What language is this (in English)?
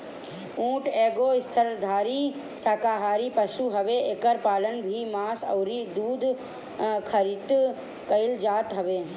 Bhojpuri